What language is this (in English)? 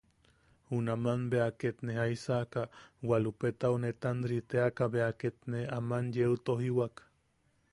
Yaqui